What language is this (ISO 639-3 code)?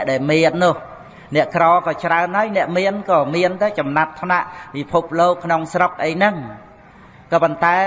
vie